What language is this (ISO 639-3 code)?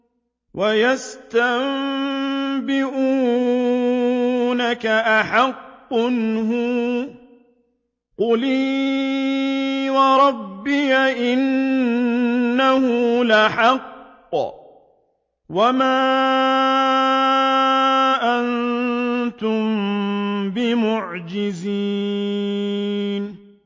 ara